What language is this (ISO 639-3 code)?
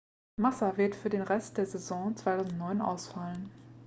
deu